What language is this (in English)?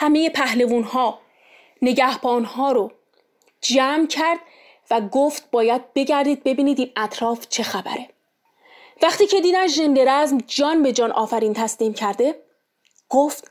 Persian